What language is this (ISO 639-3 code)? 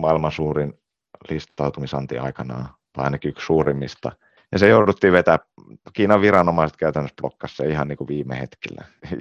fin